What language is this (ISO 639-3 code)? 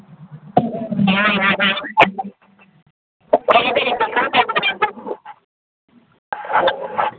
mni